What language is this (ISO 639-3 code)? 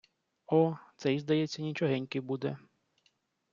ukr